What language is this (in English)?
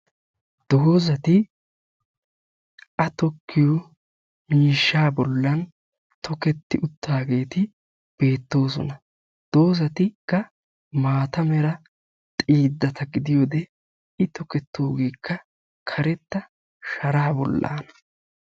Wolaytta